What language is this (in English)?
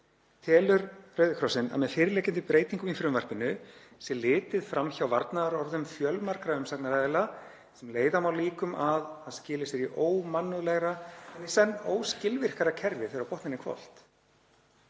Icelandic